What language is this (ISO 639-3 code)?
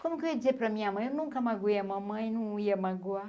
por